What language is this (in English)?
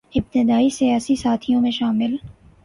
Urdu